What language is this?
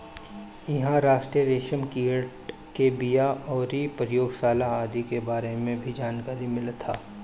Bhojpuri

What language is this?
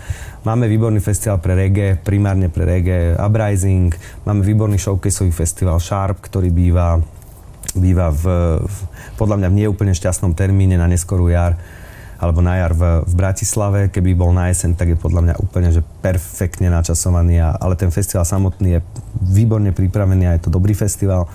Slovak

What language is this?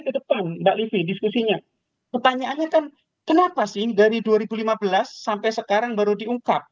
Indonesian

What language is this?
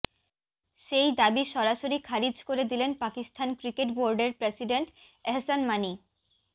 Bangla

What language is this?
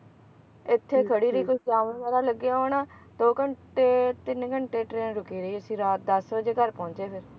Punjabi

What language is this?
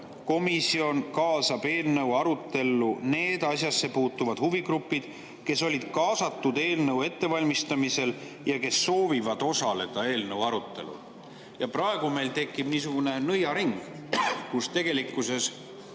Estonian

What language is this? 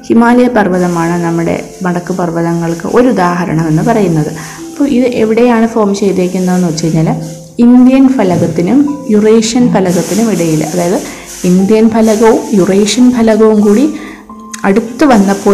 Malayalam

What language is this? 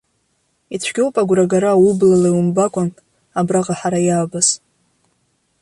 Abkhazian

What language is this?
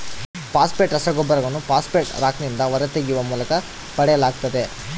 Kannada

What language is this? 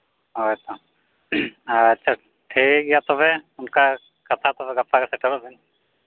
Santali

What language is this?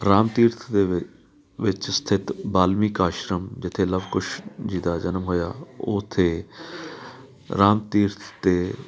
Punjabi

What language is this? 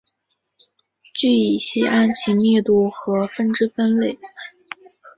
Chinese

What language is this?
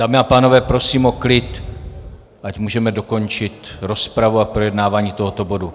Czech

